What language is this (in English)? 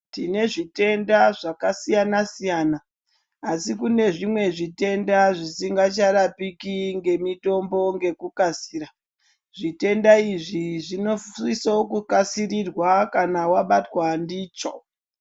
Ndau